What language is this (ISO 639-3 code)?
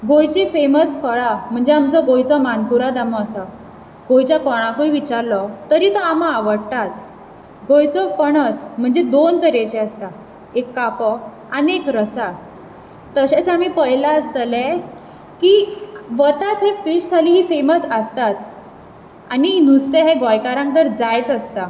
kok